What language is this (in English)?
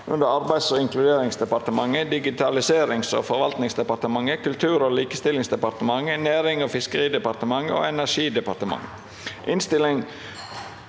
Norwegian